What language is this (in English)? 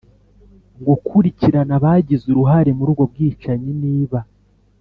Kinyarwanda